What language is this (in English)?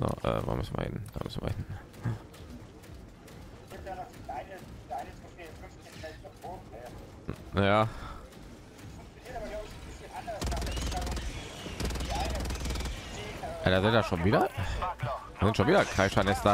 German